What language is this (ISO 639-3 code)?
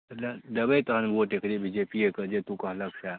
mai